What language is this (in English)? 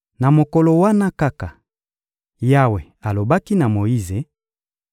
Lingala